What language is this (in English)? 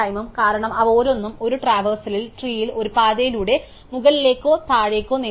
Malayalam